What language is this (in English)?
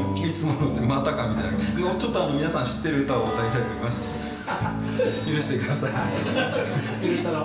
Japanese